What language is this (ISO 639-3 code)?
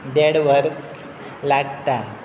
kok